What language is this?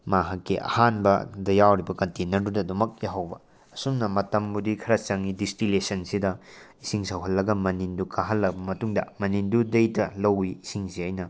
Manipuri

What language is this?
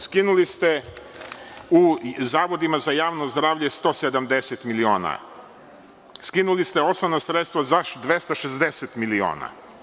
Serbian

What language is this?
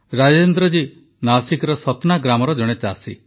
Odia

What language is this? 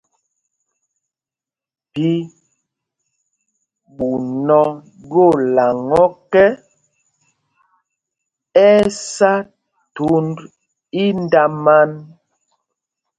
Mpumpong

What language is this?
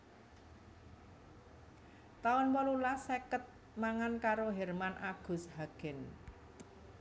Javanese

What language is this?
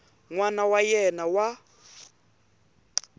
Tsonga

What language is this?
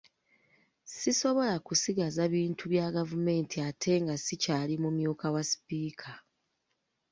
Ganda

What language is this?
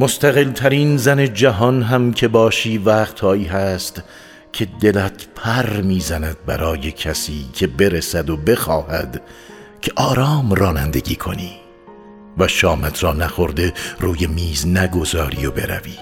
Persian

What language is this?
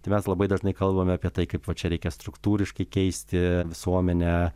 Lithuanian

